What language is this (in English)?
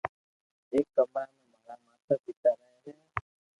Loarki